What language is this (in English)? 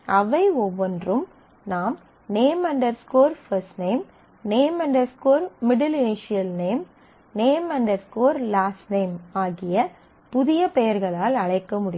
Tamil